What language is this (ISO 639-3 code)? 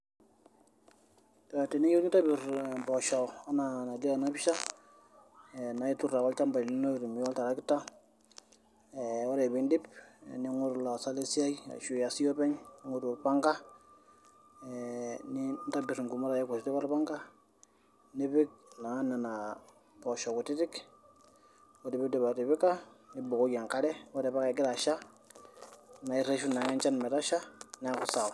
mas